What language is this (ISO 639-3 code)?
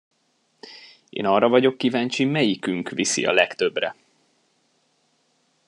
hun